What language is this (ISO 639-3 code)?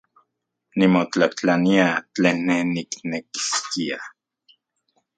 ncx